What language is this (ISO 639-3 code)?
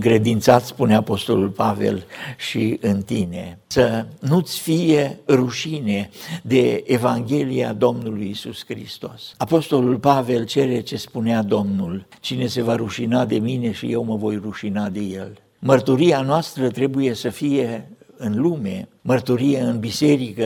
ron